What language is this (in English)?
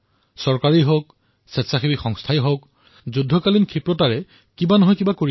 Assamese